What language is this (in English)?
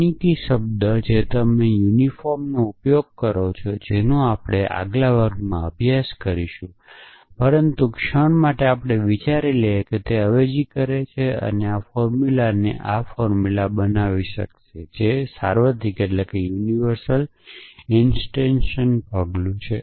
Gujarati